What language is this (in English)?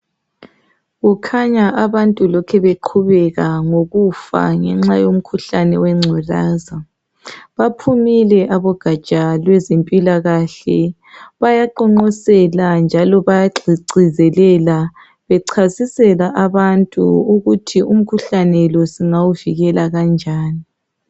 North Ndebele